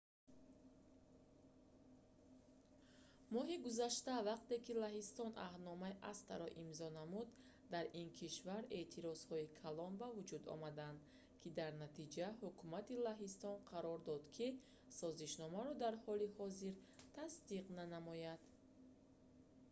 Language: Tajik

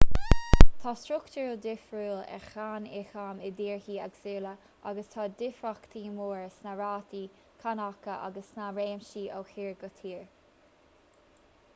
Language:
Irish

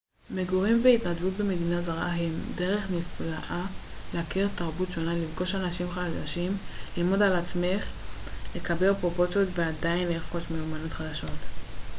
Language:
Hebrew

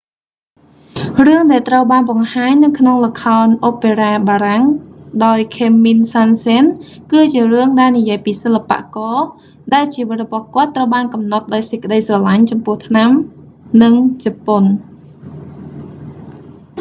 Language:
Khmer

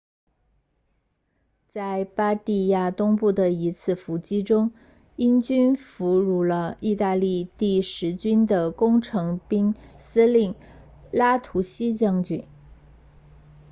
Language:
Chinese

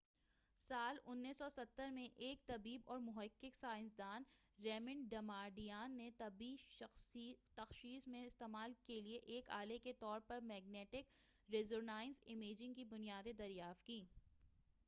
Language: Urdu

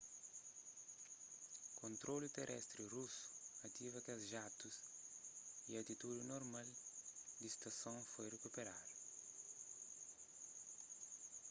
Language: Kabuverdianu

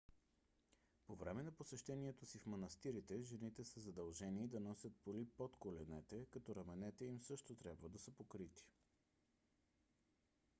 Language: Bulgarian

